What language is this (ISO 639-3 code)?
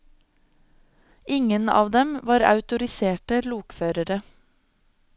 nor